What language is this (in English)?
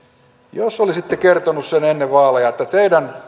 Finnish